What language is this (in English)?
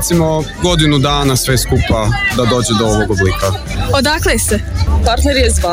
Croatian